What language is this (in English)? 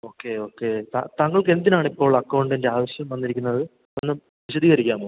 Malayalam